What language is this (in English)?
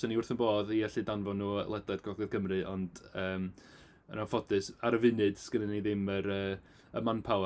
Welsh